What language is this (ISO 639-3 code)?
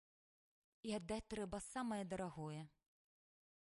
bel